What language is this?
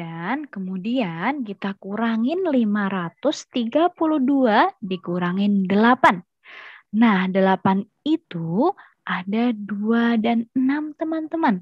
Indonesian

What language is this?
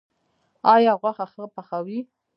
Pashto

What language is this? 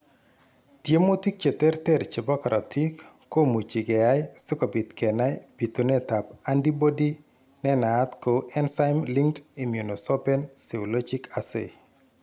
Kalenjin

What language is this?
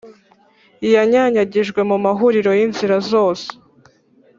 Kinyarwanda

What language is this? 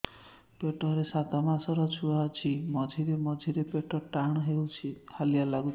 Odia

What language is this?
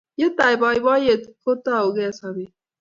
Kalenjin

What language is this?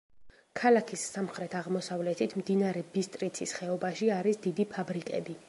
Georgian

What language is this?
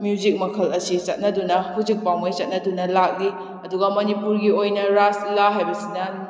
Manipuri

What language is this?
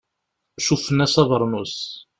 Kabyle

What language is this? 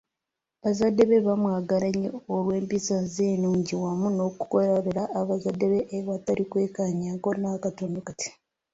Ganda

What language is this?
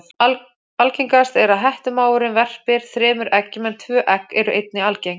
Icelandic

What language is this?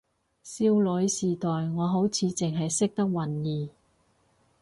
Cantonese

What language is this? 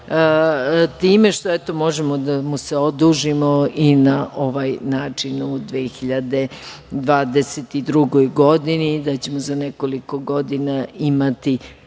Serbian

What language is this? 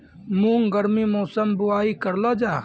Maithili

